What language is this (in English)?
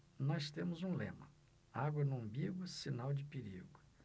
Portuguese